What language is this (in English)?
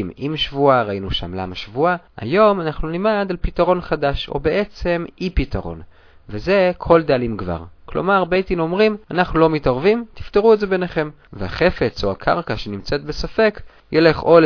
Hebrew